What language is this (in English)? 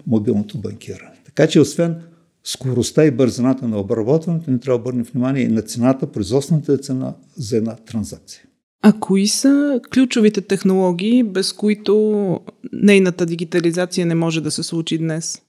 Bulgarian